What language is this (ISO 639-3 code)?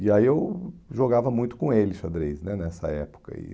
por